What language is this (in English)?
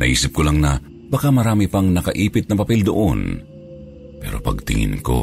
Filipino